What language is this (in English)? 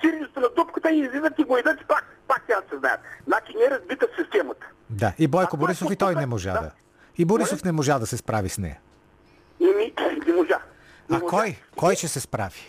Bulgarian